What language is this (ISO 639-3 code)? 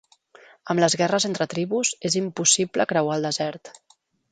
cat